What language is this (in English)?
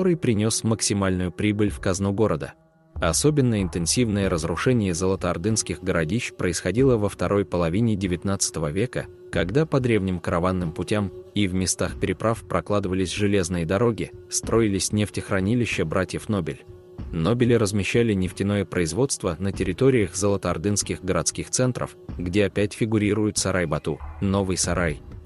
Russian